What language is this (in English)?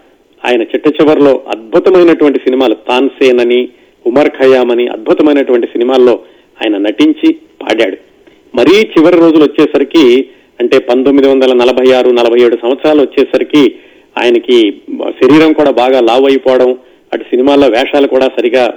Telugu